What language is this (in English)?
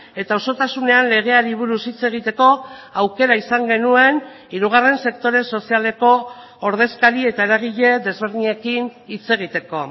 Basque